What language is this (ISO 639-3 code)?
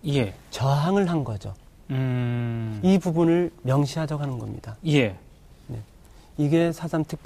kor